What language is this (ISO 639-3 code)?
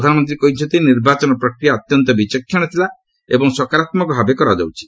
ori